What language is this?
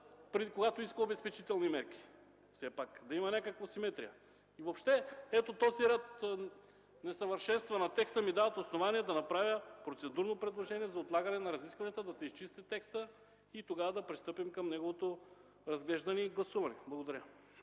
Bulgarian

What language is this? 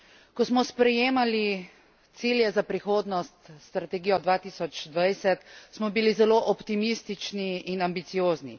Slovenian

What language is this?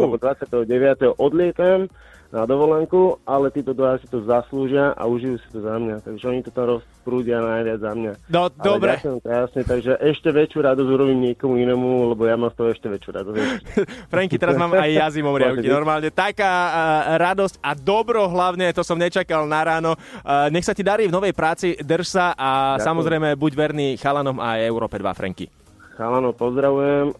Slovak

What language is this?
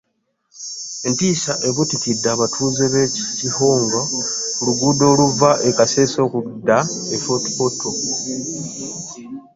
Ganda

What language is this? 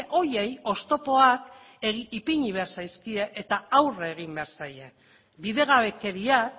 Basque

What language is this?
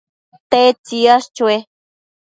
Matsés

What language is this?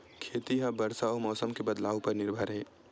Chhattisgarhi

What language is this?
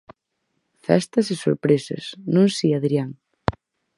Galician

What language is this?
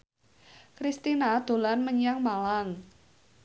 Javanese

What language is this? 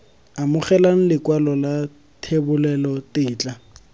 Tswana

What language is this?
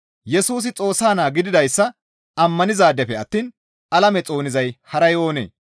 Gamo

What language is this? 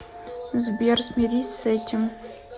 Russian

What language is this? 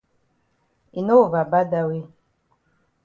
Cameroon Pidgin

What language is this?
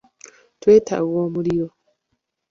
Ganda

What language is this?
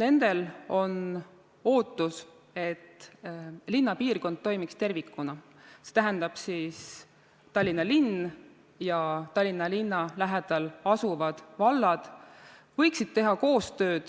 Estonian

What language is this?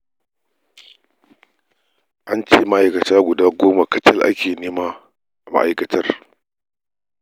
Hausa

